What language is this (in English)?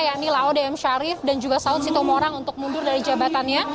Indonesian